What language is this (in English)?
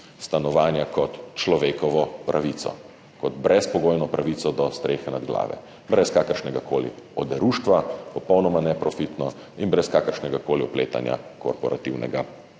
Slovenian